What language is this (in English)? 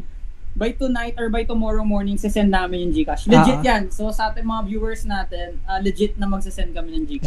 Filipino